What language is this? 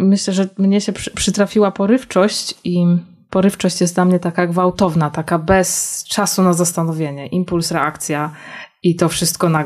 Polish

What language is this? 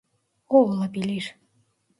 Turkish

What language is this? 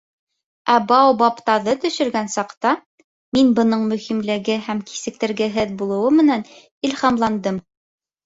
Bashkir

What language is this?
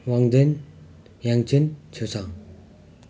Nepali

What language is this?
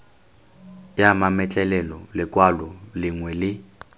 Tswana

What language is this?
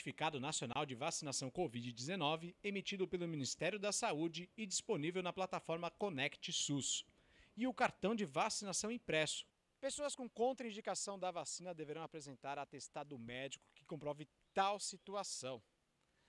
Portuguese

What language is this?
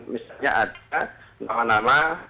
Indonesian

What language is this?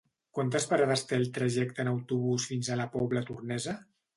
Catalan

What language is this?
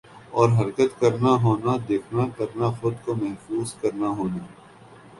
Urdu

